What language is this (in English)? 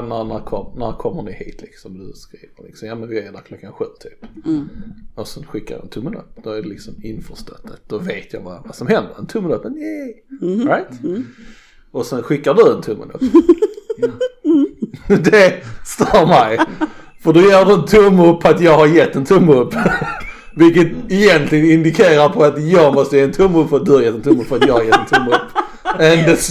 Swedish